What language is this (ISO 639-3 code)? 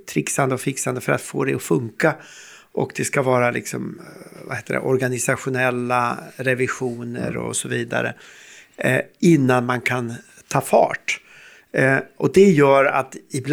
swe